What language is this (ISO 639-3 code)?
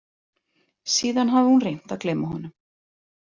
isl